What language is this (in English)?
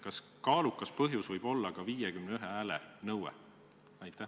Estonian